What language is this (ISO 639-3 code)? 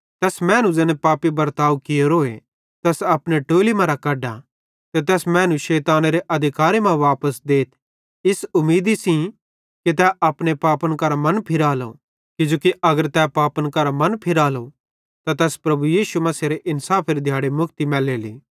bhd